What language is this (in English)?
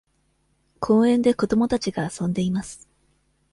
Japanese